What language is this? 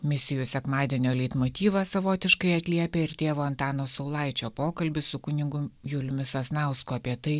Lithuanian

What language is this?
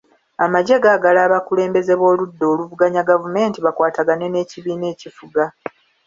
Ganda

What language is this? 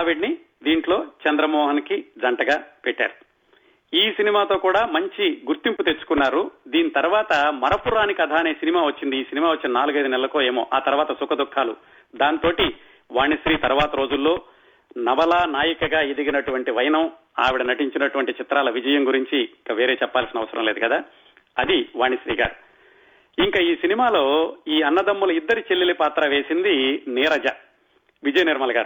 Telugu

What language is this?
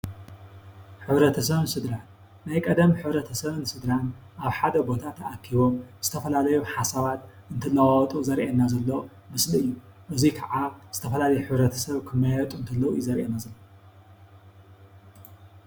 Tigrinya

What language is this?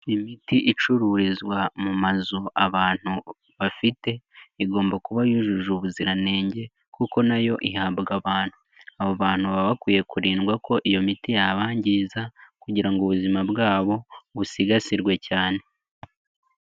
Kinyarwanda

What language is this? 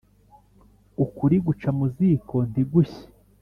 Kinyarwanda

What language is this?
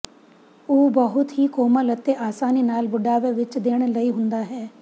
Punjabi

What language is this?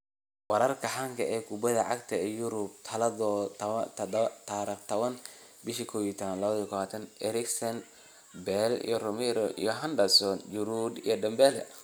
Somali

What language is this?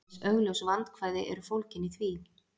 Icelandic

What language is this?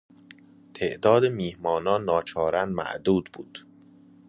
Persian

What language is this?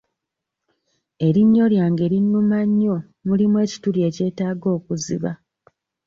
Ganda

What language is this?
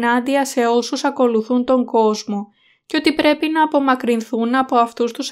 Greek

